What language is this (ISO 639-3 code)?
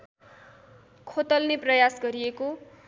nep